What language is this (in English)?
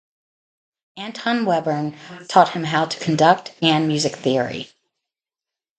English